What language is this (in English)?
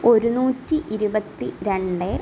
Malayalam